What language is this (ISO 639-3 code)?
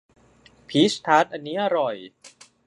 tha